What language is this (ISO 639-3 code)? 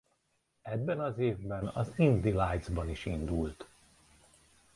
hun